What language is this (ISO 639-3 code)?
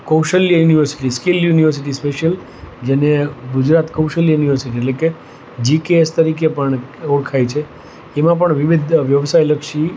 guj